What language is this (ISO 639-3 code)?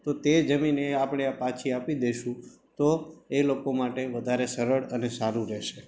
guj